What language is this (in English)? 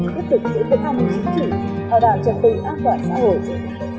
Vietnamese